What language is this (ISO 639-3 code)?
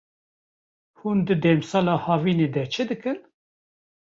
kur